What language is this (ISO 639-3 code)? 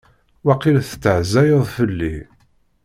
kab